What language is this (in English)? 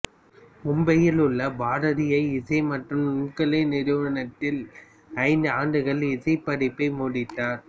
Tamil